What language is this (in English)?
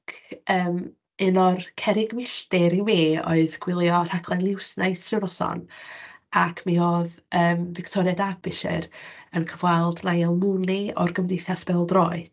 Welsh